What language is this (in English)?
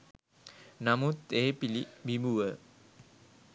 Sinhala